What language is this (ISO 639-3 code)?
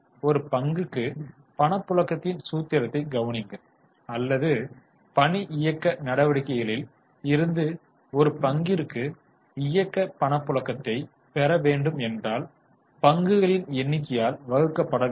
tam